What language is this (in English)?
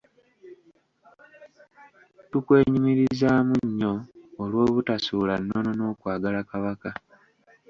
Ganda